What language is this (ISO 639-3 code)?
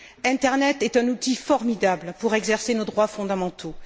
fra